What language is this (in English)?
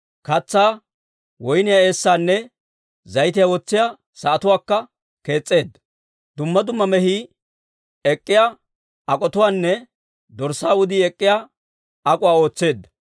Dawro